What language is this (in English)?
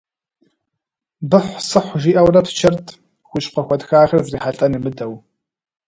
Kabardian